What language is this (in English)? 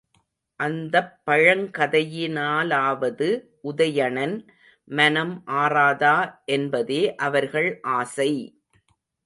Tamil